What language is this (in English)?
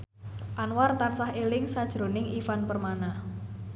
Javanese